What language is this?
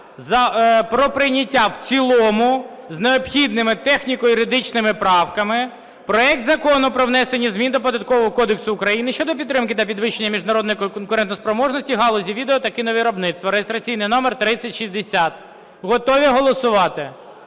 Ukrainian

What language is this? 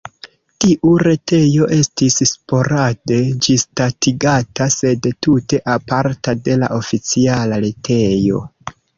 Esperanto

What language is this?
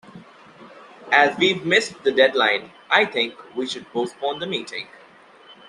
English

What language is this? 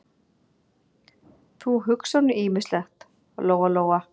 Icelandic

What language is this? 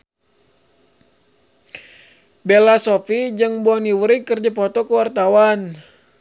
Sundanese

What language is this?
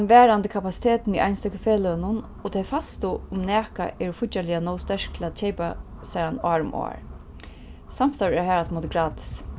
Faroese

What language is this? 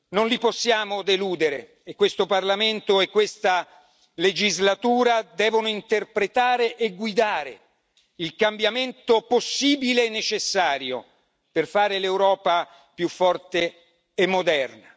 Italian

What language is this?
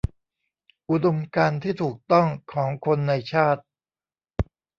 Thai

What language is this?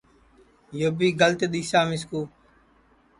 Sansi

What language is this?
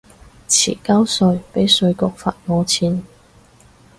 Cantonese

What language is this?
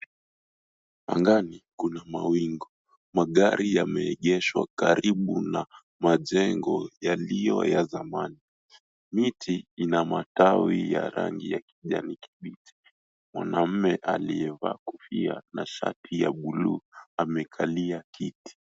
Swahili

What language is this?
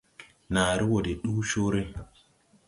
Tupuri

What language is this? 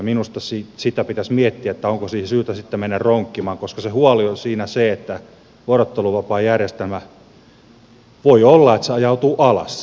Finnish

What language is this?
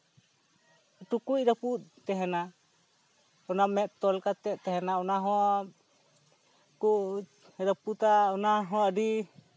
Santali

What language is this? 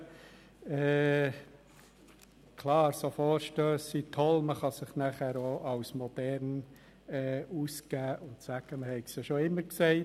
Swiss German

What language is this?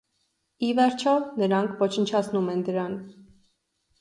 Armenian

